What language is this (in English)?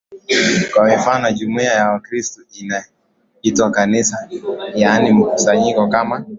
Swahili